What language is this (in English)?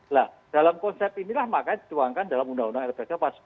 Indonesian